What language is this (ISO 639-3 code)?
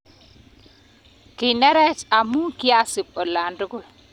kln